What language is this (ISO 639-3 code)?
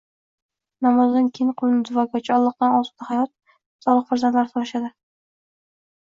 uzb